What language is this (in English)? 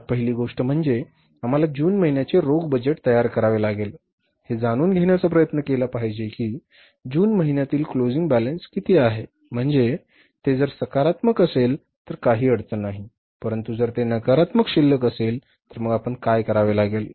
Marathi